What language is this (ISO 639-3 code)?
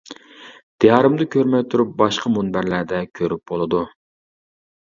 uig